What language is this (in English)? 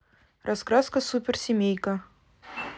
Russian